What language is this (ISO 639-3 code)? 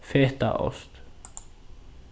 fao